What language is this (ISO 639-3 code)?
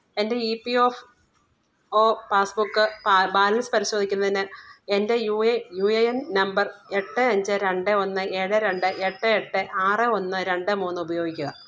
mal